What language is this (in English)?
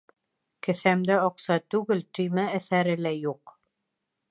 Bashkir